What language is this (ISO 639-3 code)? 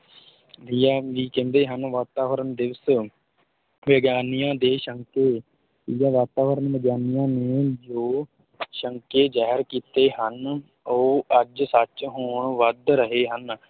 pan